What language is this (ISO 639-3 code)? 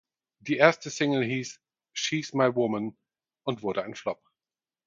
deu